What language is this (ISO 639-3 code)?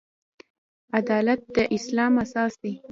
pus